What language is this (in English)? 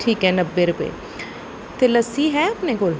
Punjabi